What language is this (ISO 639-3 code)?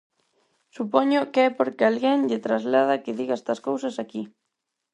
glg